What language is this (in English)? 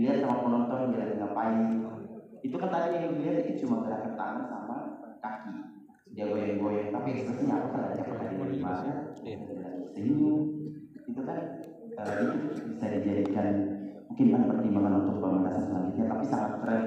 Indonesian